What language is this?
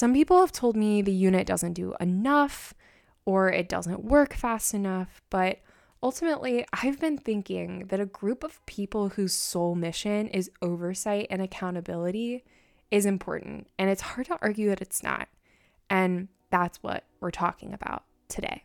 English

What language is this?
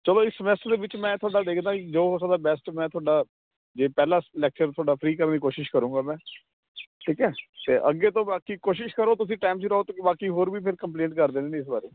Punjabi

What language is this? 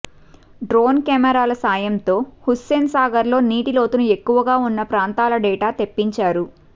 Telugu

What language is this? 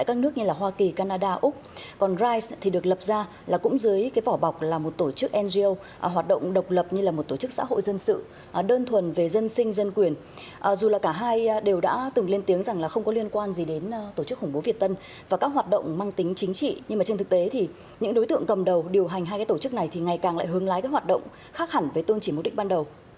Vietnamese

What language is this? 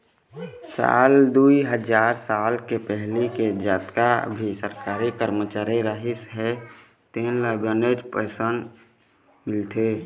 Chhattisgarhi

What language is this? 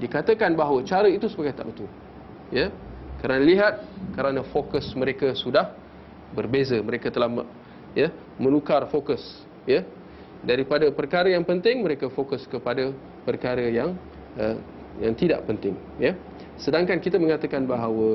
Malay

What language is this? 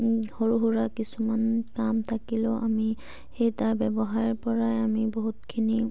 Assamese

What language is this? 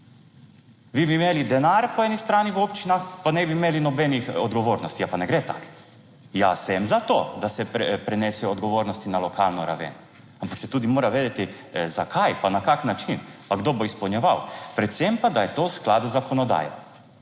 Slovenian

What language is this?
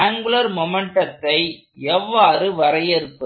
Tamil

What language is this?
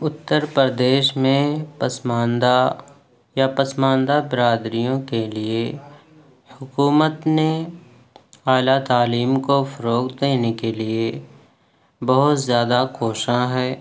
Urdu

